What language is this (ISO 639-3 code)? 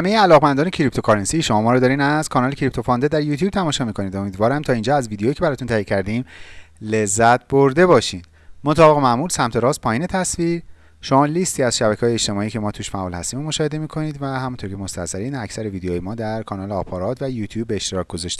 fas